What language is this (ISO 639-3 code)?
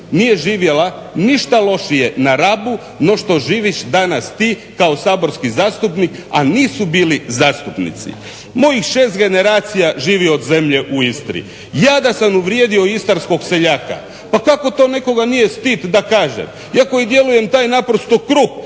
hrv